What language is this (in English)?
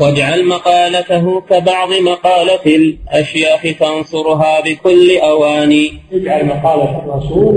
Arabic